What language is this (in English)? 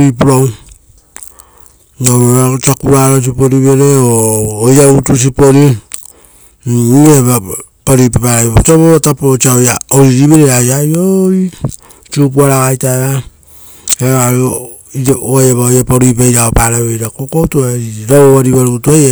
Rotokas